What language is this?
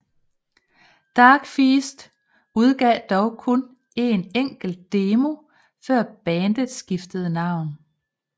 Danish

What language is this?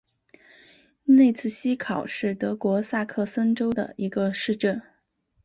Chinese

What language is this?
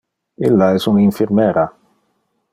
Interlingua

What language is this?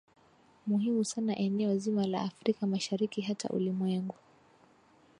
Swahili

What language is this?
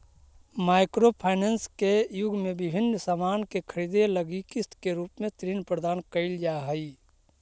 Magahi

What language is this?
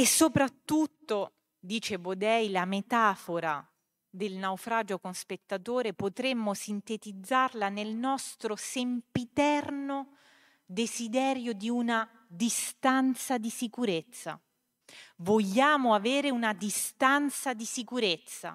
Italian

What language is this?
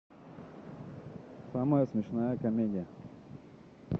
Russian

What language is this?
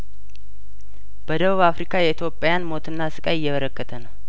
Amharic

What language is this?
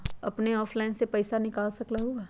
Magahi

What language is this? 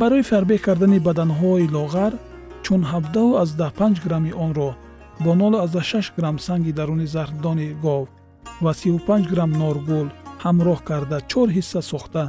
Persian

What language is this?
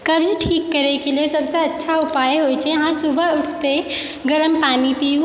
Maithili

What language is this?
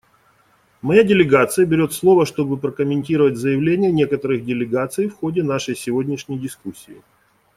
Russian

